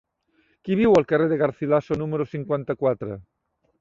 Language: Catalan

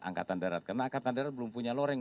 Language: Indonesian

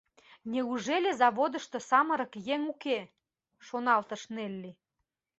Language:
Mari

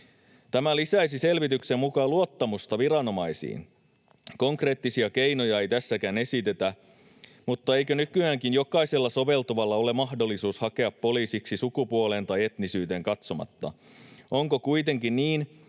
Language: Finnish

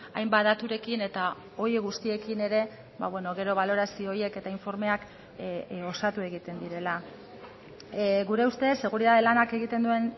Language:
Basque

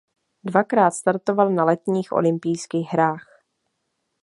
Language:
Czech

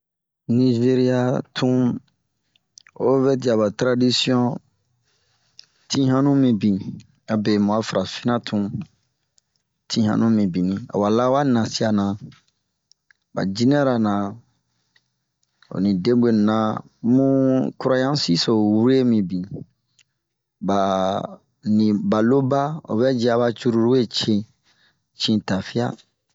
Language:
Bomu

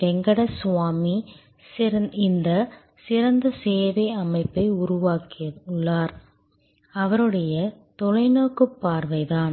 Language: Tamil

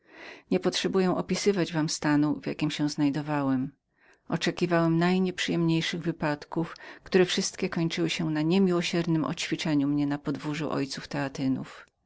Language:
Polish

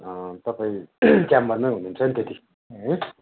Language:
Nepali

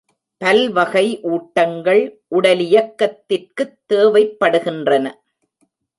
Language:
Tamil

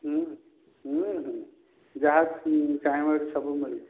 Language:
Odia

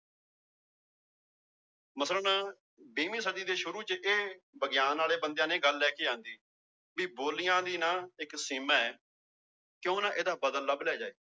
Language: Punjabi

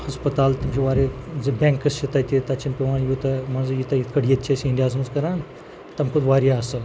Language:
Kashmiri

